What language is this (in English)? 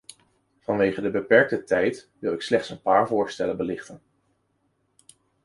Dutch